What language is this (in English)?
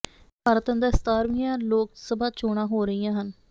Punjabi